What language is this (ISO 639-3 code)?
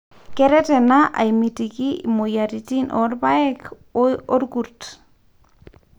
mas